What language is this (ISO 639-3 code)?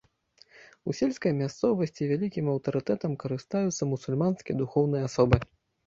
bel